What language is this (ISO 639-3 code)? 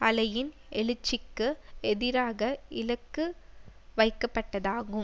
tam